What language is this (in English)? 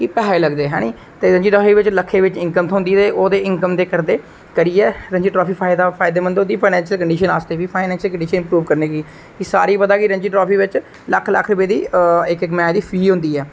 Dogri